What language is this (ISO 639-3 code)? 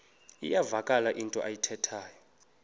xho